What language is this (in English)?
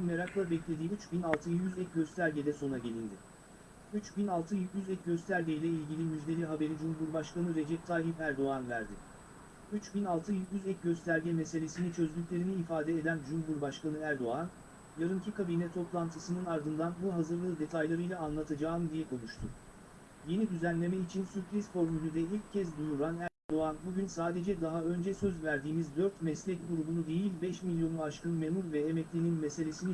Turkish